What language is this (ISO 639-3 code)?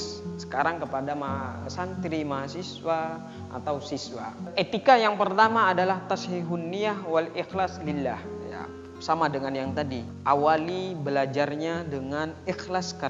ind